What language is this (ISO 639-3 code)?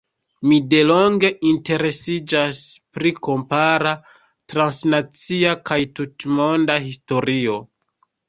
epo